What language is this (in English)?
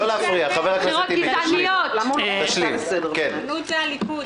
Hebrew